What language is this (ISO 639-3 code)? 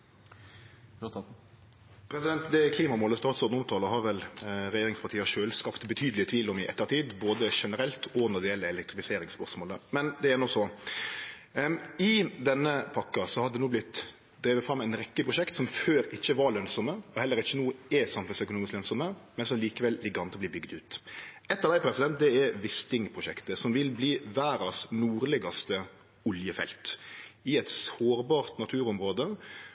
nno